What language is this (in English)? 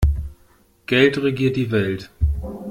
German